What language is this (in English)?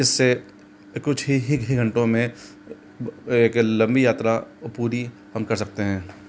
Hindi